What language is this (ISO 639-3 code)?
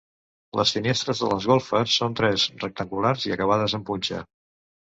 cat